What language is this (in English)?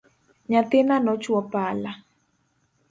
Luo (Kenya and Tanzania)